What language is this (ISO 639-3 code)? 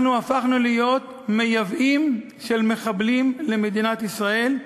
heb